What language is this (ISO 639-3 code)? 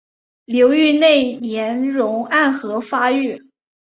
zho